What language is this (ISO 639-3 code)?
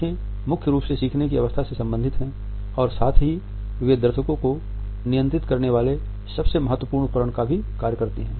hin